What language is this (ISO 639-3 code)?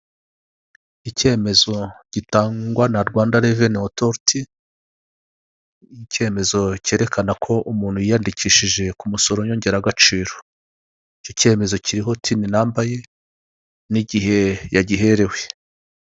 kin